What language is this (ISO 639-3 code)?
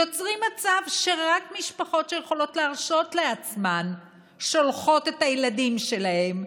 heb